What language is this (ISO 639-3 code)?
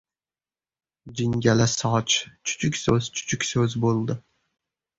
uzb